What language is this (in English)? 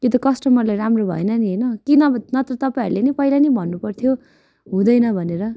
Nepali